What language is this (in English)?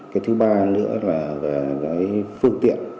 Vietnamese